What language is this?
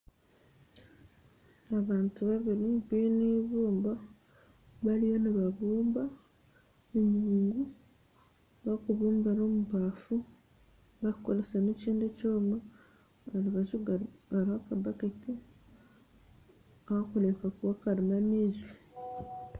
Nyankole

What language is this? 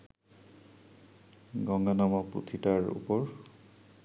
Bangla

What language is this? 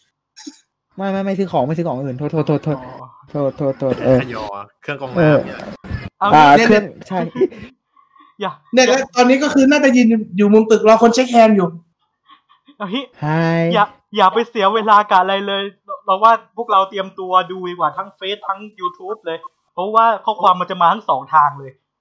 Thai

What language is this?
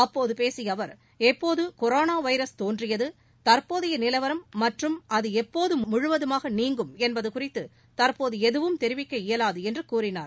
Tamil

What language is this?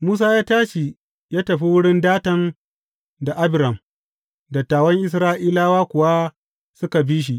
Hausa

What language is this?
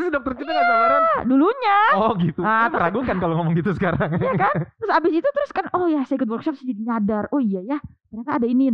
Indonesian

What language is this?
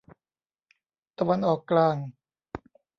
Thai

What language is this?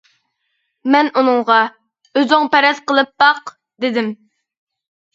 Uyghur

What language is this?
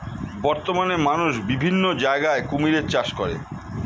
Bangla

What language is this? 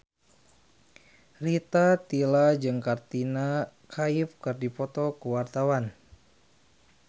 Sundanese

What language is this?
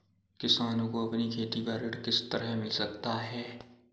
Hindi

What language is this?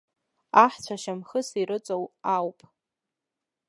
Abkhazian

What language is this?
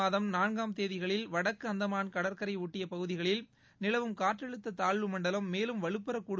Tamil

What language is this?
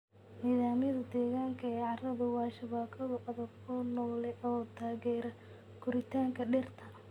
Somali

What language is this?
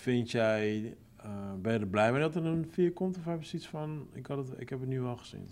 Dutch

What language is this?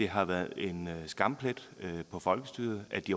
Danish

